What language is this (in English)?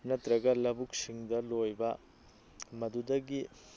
Manipuri